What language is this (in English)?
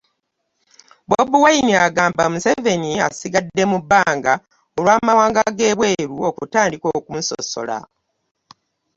Ganda